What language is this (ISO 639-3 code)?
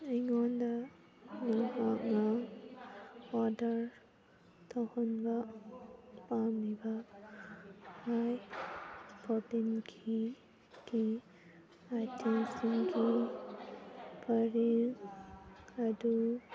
mni